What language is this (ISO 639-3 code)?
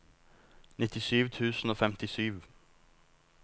nor